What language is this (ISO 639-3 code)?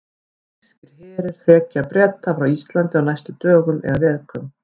isl